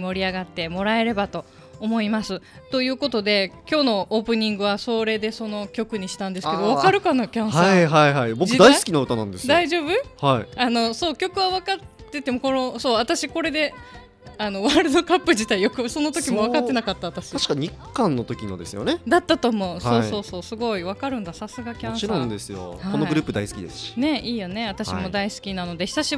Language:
Japanese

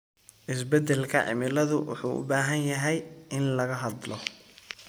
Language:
Somali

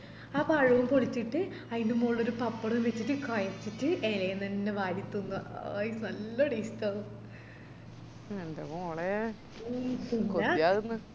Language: Malayalam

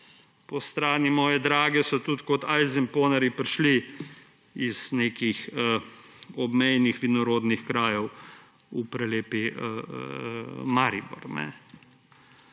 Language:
Slovenian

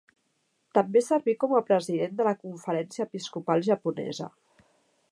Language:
Catalan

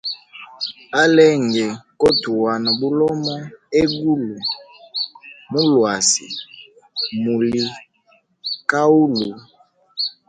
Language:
Hemba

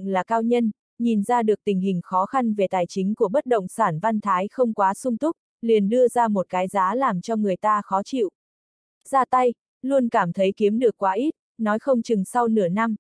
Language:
Vietnamese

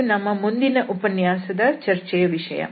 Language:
Kannada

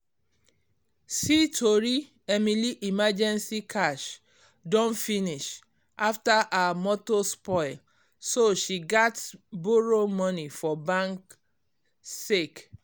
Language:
Nigerian Pidgin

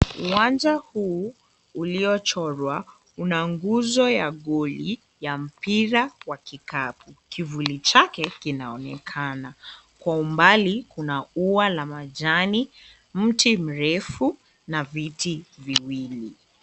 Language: Swahili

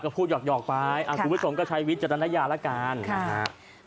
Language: Thai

